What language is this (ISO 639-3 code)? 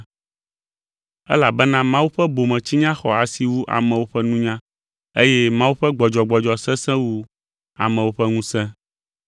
ewe